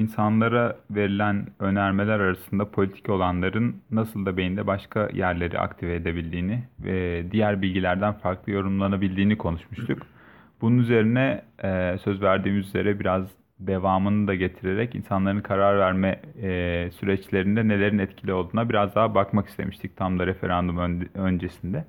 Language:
Turkish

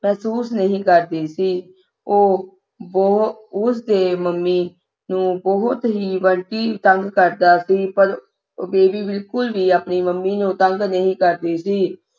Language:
Punjabi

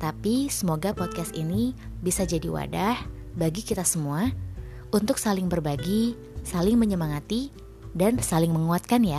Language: Indonesian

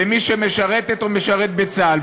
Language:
Hebrew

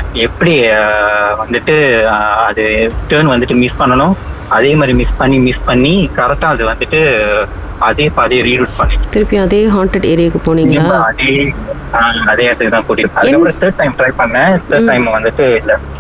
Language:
Tamil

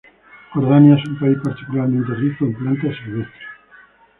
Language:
Spanish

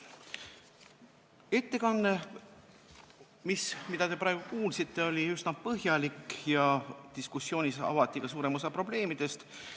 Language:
Estonian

